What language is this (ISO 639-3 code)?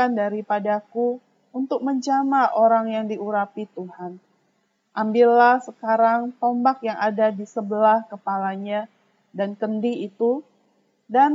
ind